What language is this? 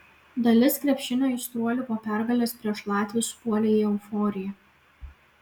Lithuanian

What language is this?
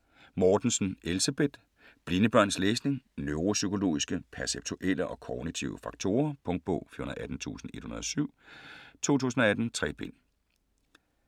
Danish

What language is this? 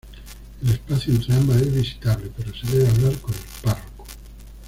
Spanish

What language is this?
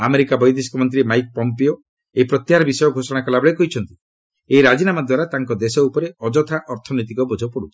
Odia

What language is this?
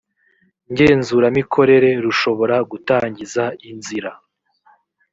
Kinyarwanda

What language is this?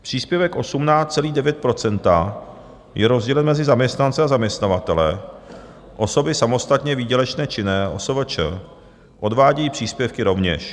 Czech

